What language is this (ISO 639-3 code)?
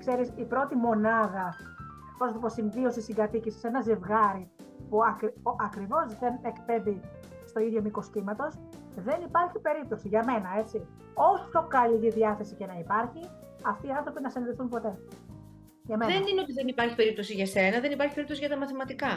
ell